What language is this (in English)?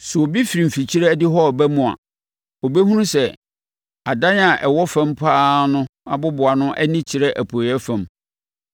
Akan